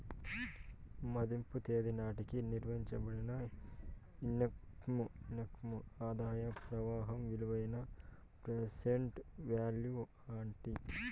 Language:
Telugu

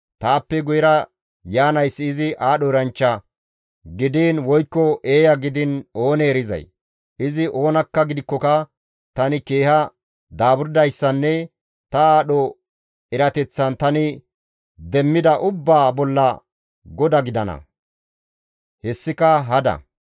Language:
Gamo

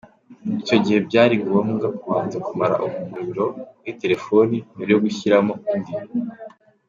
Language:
Kinyarwanda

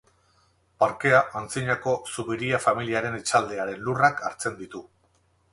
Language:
Basque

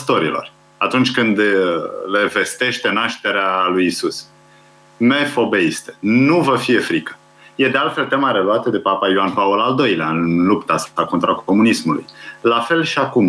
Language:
Romanian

